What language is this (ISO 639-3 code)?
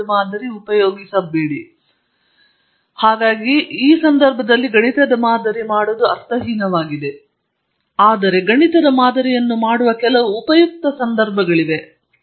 kan